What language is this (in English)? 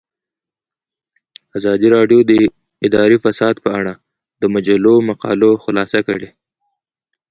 Pashto